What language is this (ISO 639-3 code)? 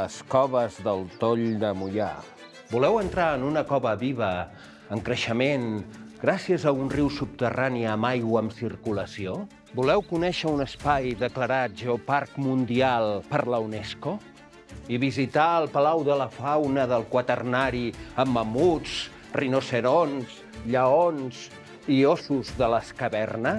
cat